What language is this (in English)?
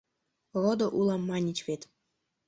Mari